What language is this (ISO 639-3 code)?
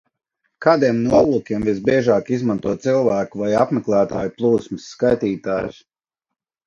lav